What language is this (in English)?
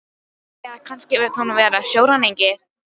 Icelandic